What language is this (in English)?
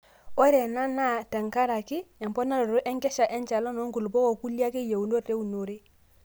Masai